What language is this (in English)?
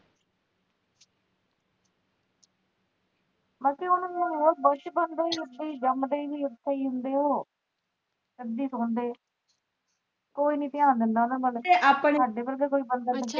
Punjabi